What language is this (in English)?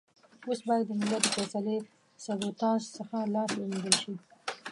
Pashto